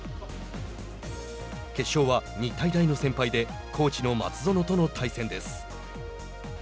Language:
Japanese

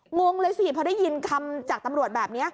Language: Thai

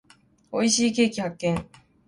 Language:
Japanese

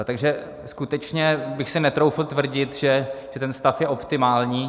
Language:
Czech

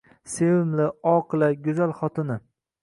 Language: Uzbek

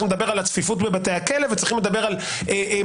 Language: Hebrew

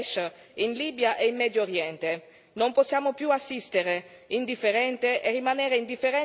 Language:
Italian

